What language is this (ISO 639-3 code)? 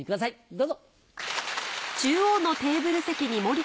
jpn